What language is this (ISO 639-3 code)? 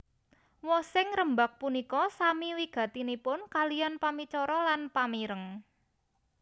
jav